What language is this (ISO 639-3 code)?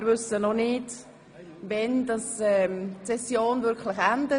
gsw